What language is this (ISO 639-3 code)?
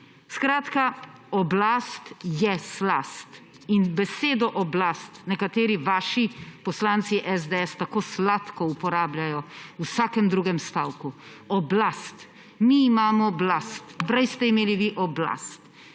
slv